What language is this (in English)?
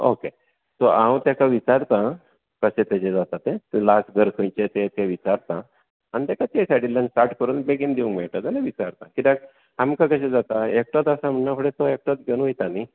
Konkani